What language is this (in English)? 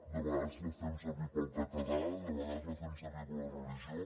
Catalan